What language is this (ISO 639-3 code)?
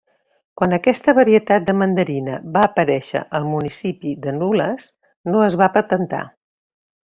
cat